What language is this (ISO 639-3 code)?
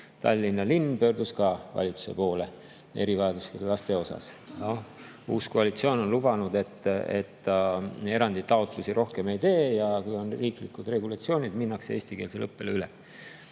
est